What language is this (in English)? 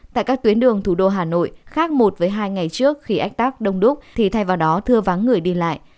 Vietnamese